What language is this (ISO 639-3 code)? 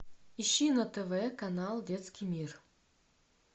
rus